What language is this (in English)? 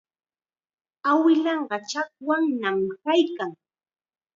Chiquián Ancash Quechua